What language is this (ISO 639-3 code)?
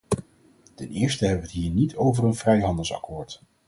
nld